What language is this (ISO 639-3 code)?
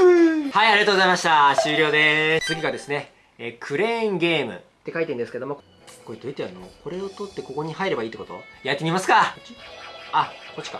jpn